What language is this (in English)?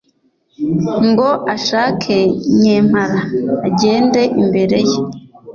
Kinyarwanda